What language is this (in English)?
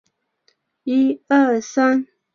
Chinese